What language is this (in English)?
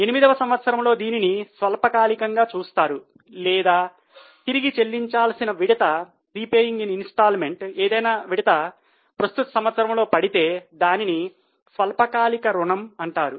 Telugu